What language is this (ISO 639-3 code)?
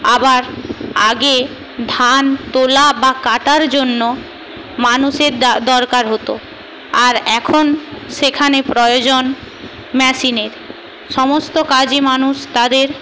ben